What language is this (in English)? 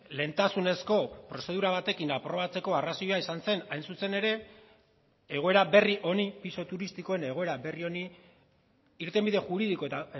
Basque